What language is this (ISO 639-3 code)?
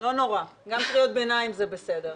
heb